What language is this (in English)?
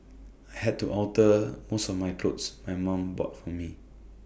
English